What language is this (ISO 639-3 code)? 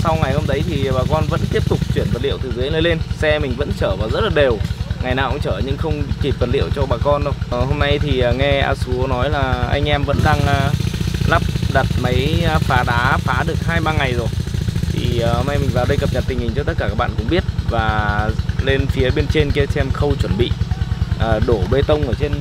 vie